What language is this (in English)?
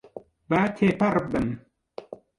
Central Kurdish